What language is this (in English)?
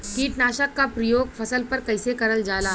Bhojpuri